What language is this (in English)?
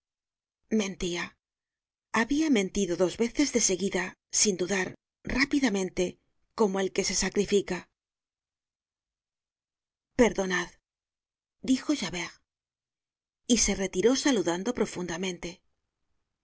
Spanish